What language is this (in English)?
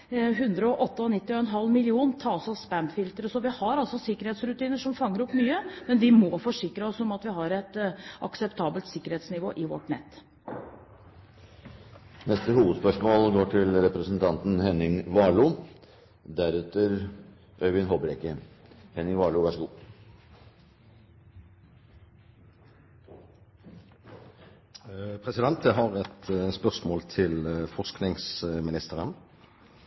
Norwegian